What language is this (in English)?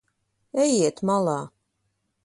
Latvian